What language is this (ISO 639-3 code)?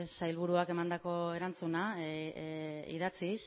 eus